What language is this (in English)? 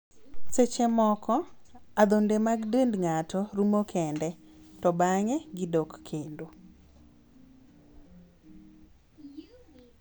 Luo (Kenya and Tanzania)